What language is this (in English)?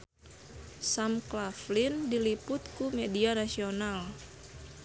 Sundanese